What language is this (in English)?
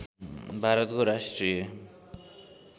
Nepali